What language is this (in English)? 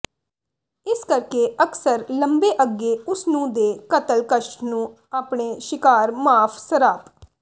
Punjabi